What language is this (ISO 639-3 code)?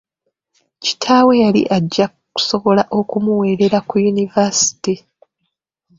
lug